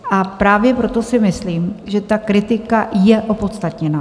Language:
Czech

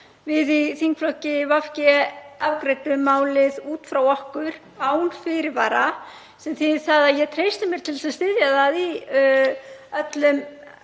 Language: Icelandic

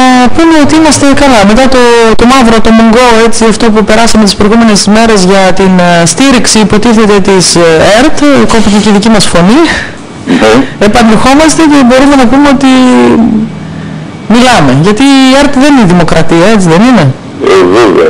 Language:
Greek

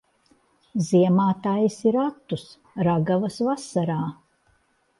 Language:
Latvian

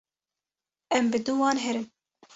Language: Kurdish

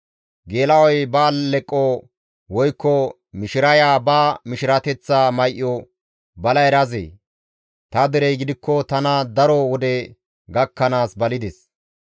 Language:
Gamo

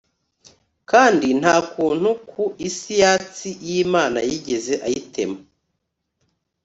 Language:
Kinyarwanda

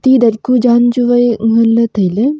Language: Wancho Naga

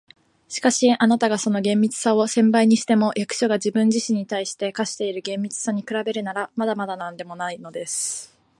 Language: Japanese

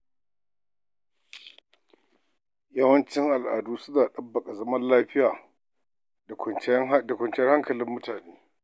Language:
Hausa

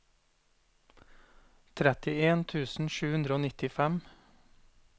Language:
Norwegian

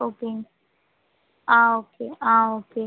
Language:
Tamil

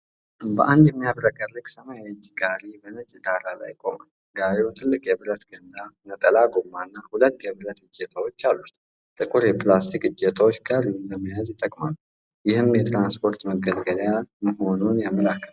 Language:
Amharic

